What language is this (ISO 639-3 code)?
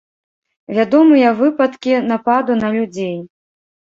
bel